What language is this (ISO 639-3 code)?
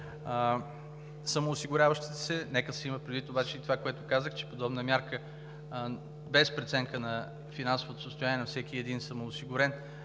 bul